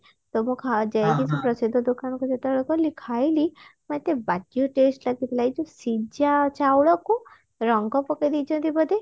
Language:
Odia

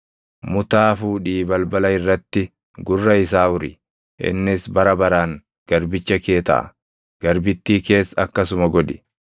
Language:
Oromo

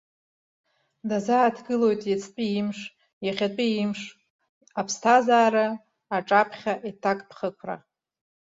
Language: Abkhazian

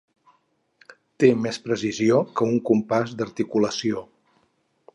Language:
Catalan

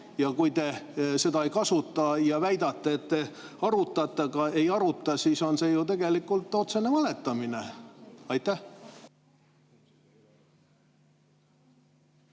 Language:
Estonian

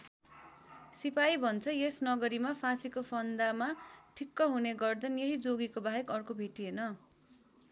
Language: Nepali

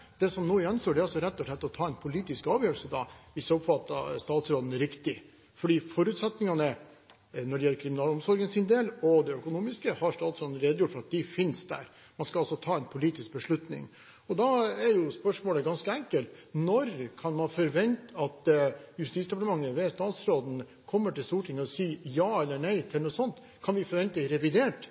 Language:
Norwegian Bokmål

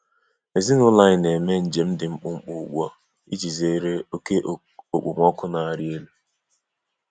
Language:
Igbo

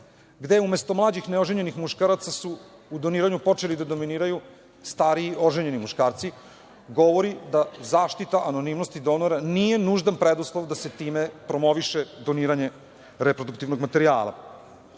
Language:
Serbian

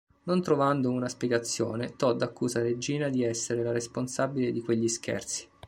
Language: Italian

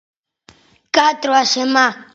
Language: Galician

